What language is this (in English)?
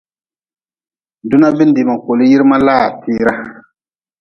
Nawdm